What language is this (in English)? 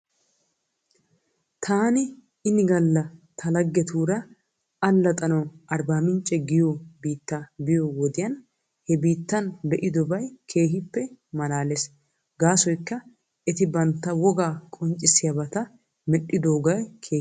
Wolaytta